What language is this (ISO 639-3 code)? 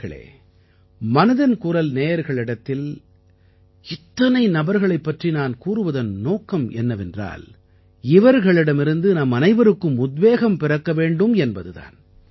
tam